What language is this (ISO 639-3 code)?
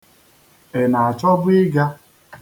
ibo